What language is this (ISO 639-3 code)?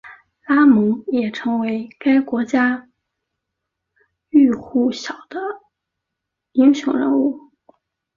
zho